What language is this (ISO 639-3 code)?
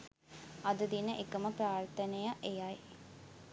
sin